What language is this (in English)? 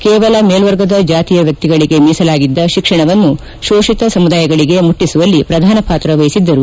Kannada